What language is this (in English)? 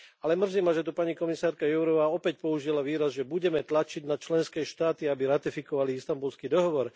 Slovak